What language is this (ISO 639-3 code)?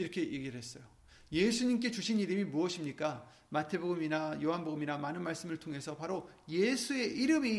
kor